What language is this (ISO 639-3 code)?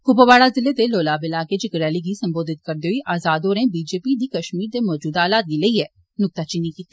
doi